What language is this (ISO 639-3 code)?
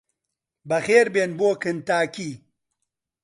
ckb